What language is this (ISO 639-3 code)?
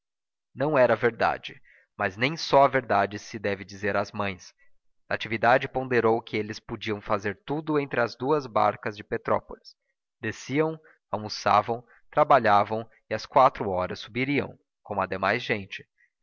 por